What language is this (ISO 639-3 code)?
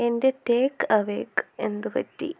mal